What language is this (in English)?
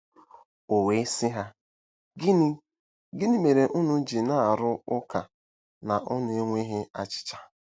Igbo